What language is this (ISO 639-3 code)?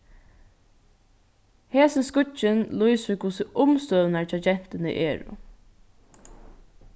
fao